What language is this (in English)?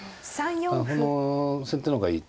Japanese